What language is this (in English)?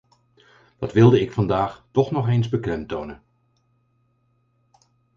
Dutch